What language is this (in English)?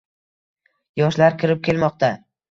Uzbek